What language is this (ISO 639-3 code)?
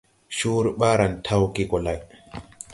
tui